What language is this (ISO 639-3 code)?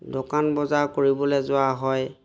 asm